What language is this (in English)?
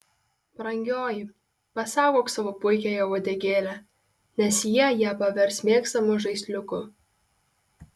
Lithuanian